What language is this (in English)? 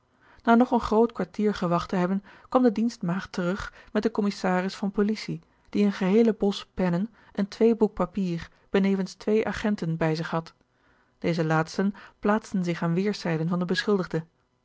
Dutch